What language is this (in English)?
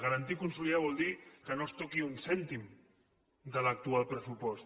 Catalan